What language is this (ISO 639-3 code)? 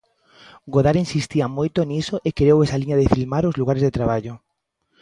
glg